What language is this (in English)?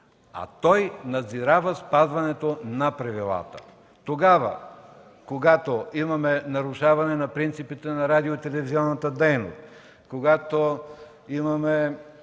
Bulgarian